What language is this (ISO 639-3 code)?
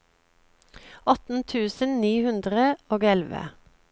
nor